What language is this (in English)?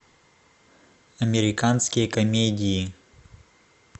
Russian